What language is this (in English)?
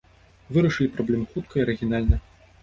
Belarusian